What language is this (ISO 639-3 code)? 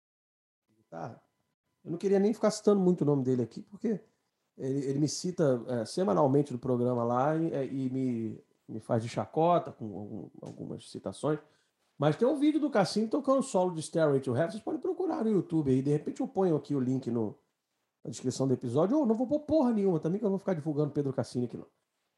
por